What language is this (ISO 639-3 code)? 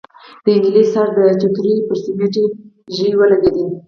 pus